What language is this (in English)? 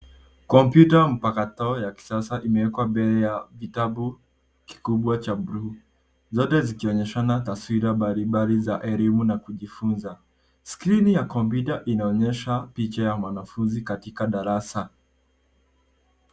Swahili